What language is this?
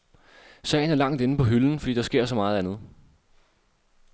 Danish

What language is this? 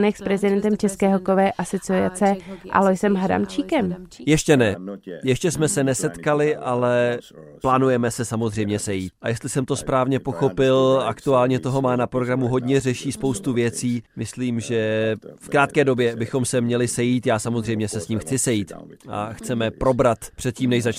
Czech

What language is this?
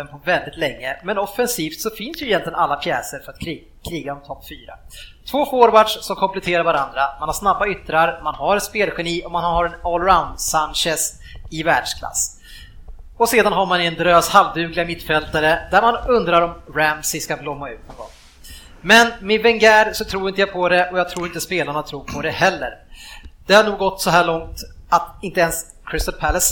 Swedish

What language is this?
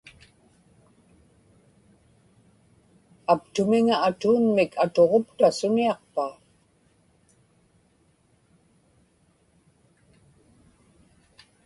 Inupiaq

